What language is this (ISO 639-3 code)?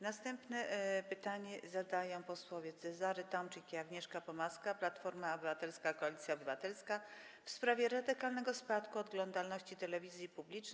pol